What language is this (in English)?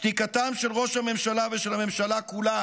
Hebrew